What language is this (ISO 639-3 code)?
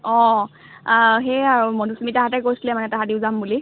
asm